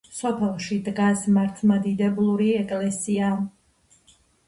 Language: Georgian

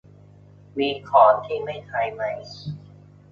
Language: Thai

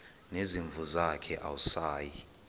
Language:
Xhosa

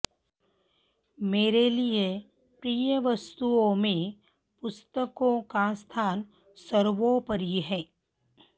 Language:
Sanskrit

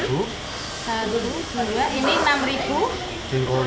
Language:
Indonesian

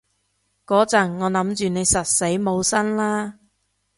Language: Cantonese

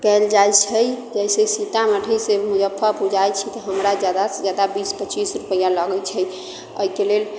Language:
Maithili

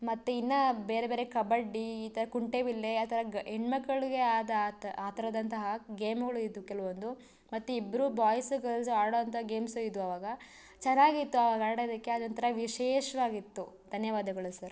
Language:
Kannada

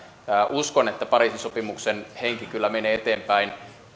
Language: Finnish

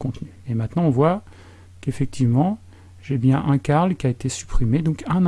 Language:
French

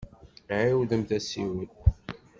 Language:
Kabyle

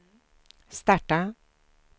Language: Swedish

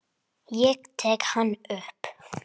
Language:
Icelandic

